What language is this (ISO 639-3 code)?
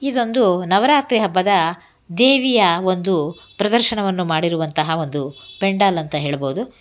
kan